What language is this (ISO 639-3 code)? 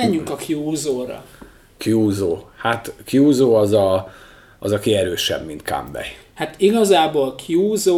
hun